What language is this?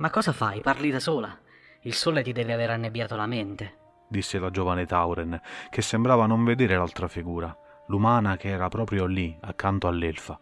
Italian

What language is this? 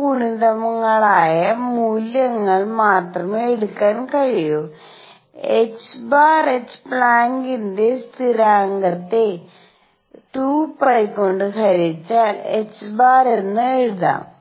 Malayalam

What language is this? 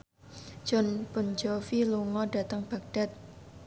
Javanese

